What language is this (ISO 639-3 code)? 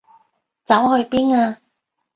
yue